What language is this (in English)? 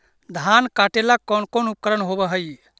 Magahi